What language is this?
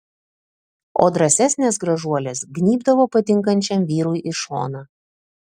Lithuanian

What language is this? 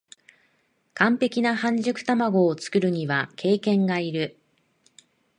Japanese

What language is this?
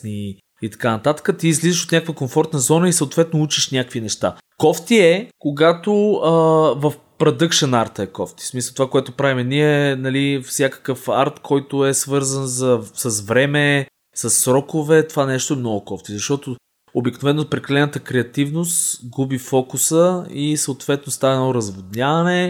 Bulgarian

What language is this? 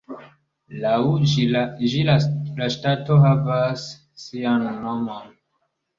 Esperanto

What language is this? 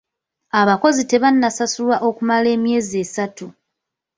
Ganda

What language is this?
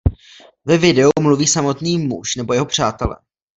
Czech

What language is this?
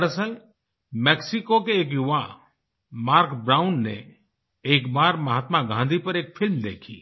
Hindi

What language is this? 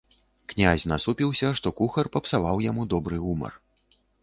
Belarusian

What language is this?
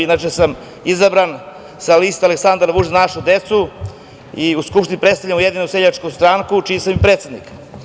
Serbian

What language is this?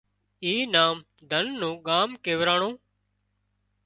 Wadiyara Koli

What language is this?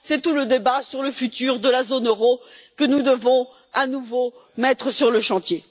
French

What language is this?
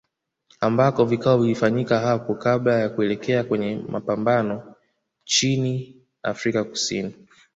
Swahili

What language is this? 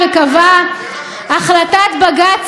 Hebrew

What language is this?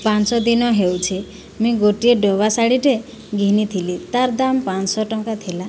Odia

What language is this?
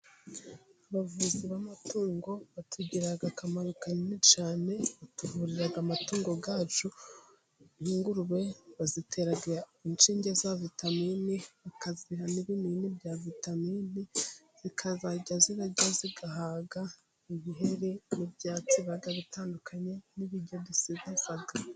Kinyarwanda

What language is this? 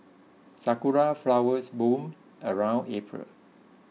English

